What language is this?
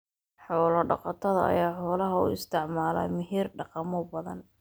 Somali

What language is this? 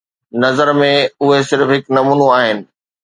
Sindhi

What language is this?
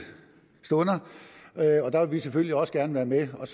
Danish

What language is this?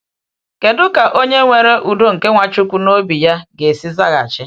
Igbo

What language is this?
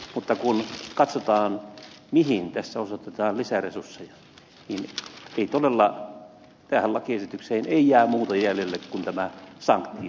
Finnish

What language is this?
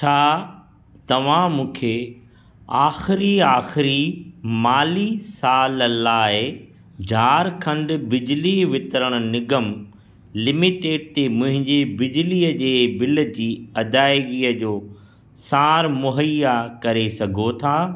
Sindhi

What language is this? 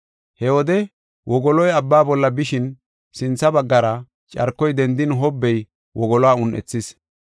Gofa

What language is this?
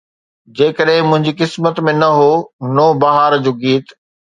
Sindhi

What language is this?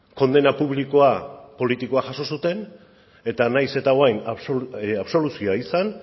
Basque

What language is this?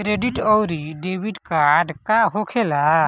Bhojpuri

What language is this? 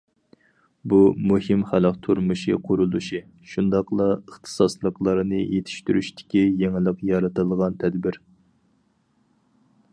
Uyghur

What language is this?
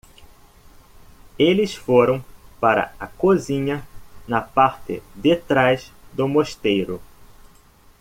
Portuguese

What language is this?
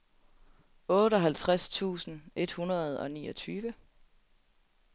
Danish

